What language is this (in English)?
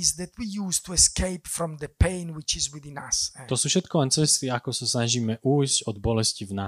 Slovak